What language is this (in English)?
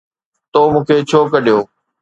Sindhi